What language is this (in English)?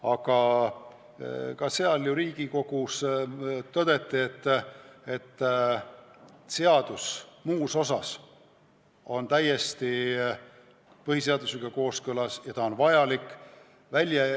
Estonian